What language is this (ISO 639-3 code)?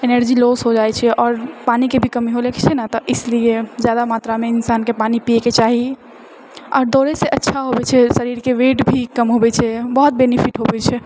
mai